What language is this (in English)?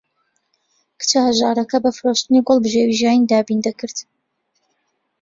Central Kurdish